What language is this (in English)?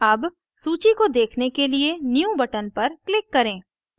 Hindi